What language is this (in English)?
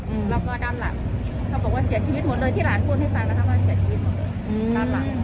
Thai